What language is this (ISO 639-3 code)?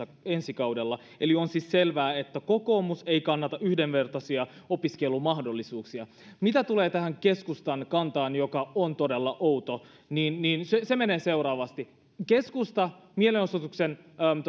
fin